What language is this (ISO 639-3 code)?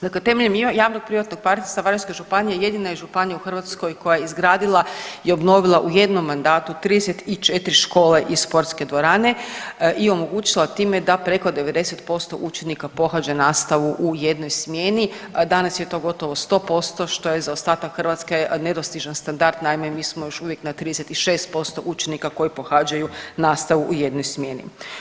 hrv